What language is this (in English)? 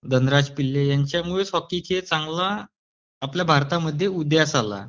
Marathi